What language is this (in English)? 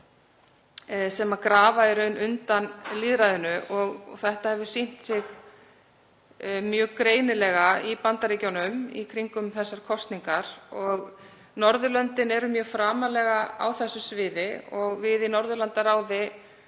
Icelandic